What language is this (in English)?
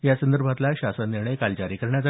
Marathi